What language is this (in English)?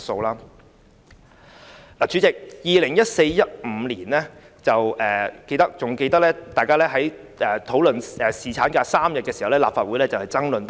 Cantonese